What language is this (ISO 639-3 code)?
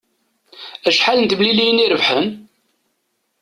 kab